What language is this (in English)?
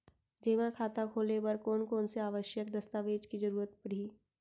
Chhattisgarhi